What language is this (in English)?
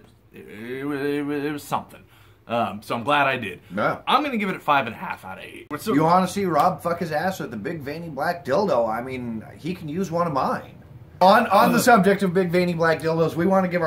English